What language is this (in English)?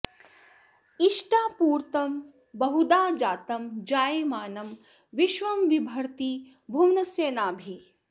Sanskrit